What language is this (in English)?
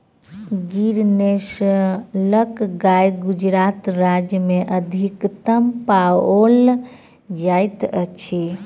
Maithili